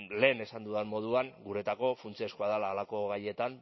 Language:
Basque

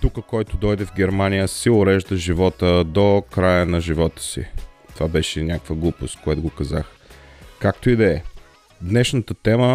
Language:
Bulgarian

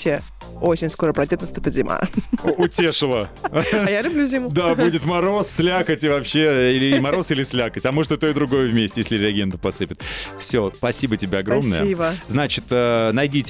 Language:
Russian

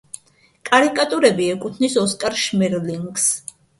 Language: Georgian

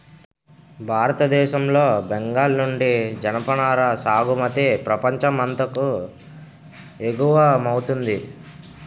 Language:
Telugu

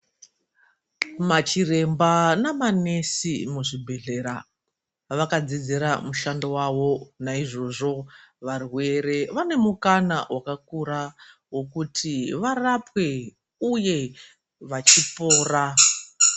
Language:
Ndau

